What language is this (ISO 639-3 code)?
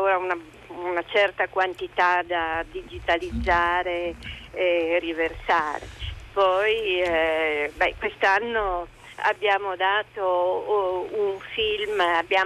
ita